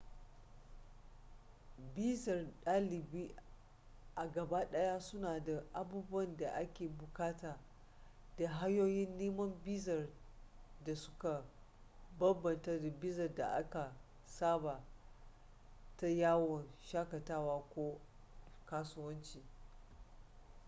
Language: Hausa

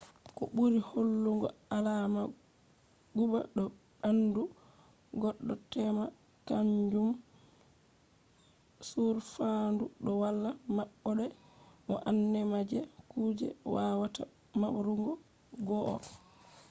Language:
Fula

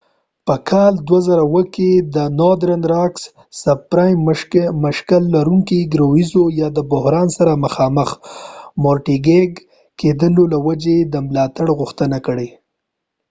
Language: Pashto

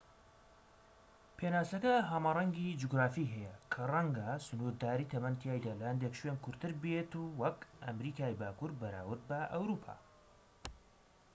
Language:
Central Kurdish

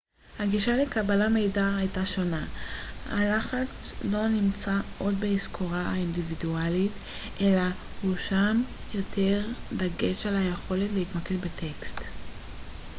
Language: Hebrew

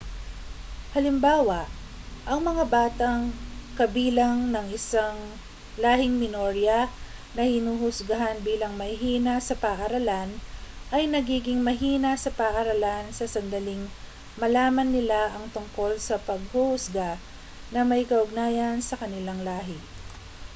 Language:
Filipino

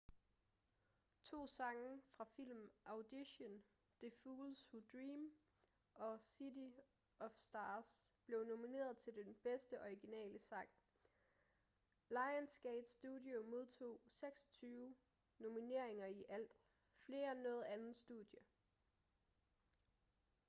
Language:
Danish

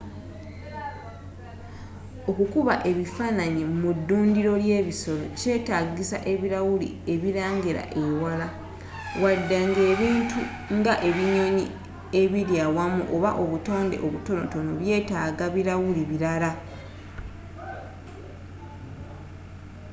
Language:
Ganda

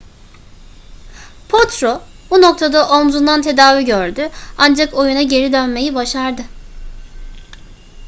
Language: Turkish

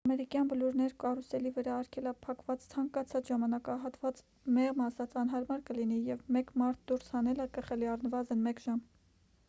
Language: Armenian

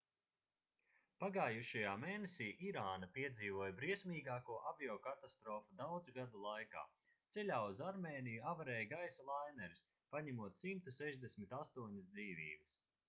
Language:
Latvian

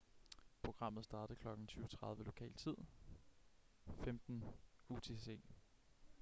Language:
Danish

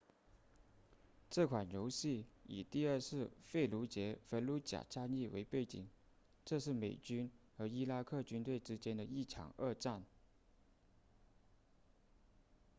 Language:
Chinese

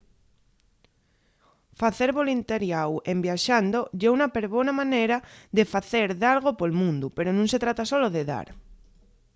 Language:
Asturian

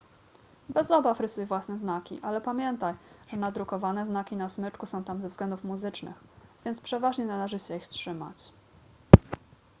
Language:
Polish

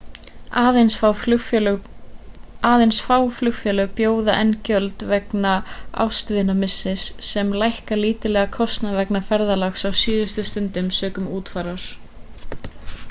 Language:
Icelandic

